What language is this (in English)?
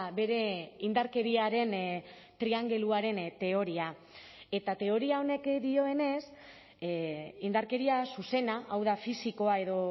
Basque